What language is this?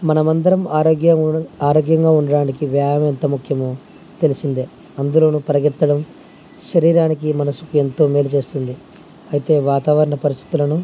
Telugu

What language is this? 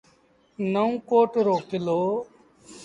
Sindhi Bhil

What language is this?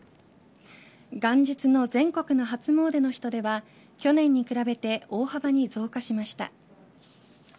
Japanese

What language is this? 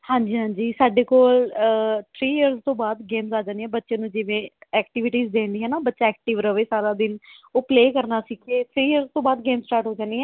Punjabi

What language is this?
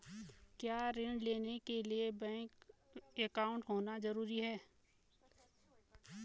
Hindi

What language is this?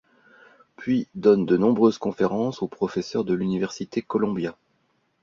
French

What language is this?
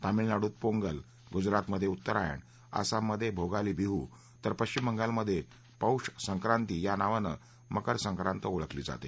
Marathi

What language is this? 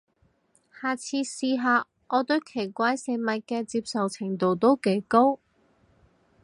Cantonese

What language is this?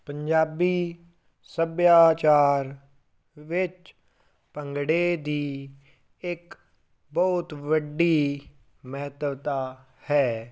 Punjabi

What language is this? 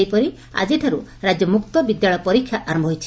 Odia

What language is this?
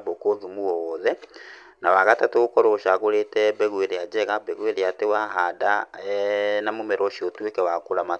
Kikuyu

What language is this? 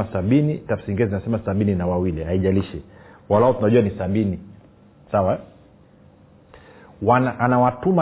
Swahili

